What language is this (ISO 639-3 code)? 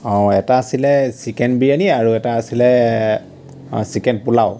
asm